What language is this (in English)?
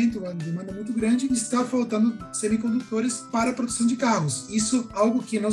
Portuguese